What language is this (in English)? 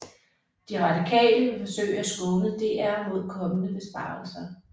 Danish